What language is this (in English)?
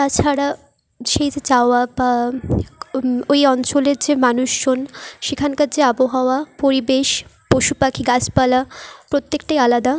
Bangla